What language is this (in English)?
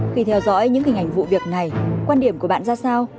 Vietnamese